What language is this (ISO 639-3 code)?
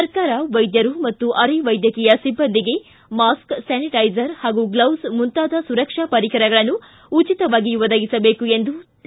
kan